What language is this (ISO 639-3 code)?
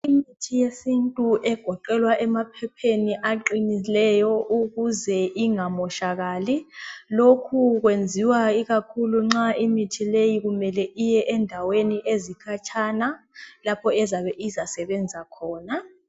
nde